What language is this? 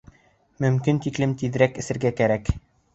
Bashkir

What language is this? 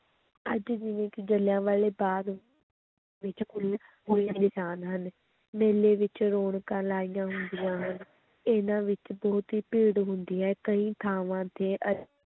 Punjabi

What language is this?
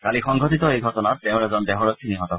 Assamese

